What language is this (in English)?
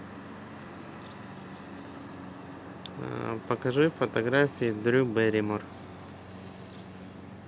Russian